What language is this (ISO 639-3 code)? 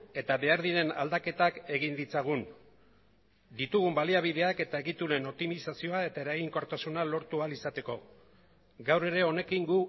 eus